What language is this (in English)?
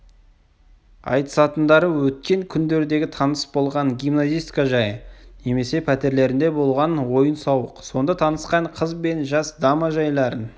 Kazakh